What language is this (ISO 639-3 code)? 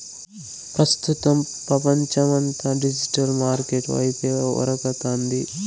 tel